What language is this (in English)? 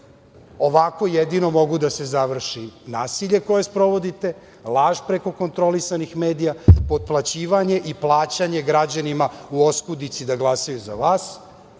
Serbian